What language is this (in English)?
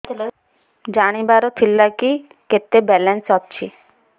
Odia